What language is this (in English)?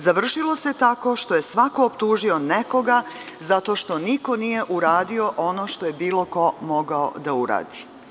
Serbian